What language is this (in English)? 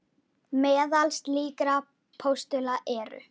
Icelandic